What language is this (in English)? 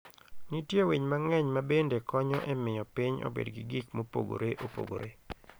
Luo (Kenya and Tanzania)